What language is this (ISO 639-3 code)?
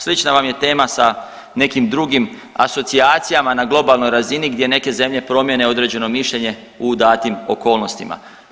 hrv